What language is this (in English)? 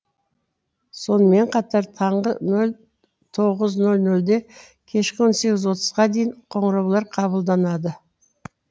Kazakh